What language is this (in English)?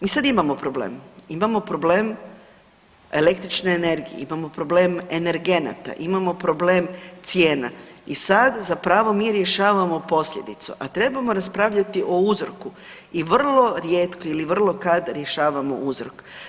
Croatian